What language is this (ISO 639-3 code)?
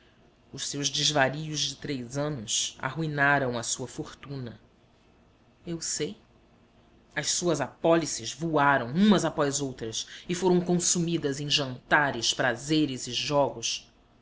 por